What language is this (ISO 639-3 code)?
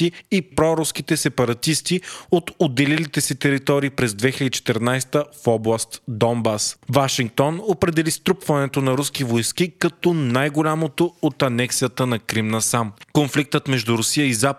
bul